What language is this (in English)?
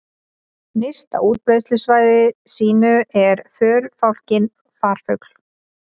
Icelandic